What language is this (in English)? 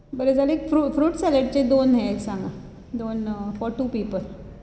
Konkani